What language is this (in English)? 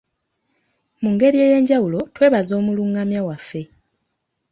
Ganda